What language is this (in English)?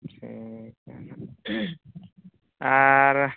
Santali